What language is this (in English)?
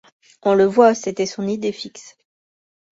French